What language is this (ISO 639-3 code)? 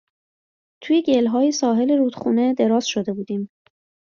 fas